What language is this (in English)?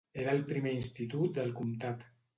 Catalan